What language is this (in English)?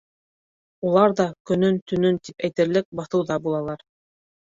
Bashkir